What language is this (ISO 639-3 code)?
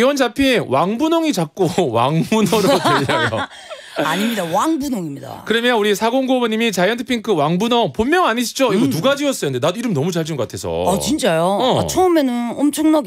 kor